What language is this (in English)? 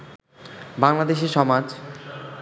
Bangla